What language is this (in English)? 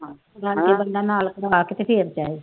Punjabi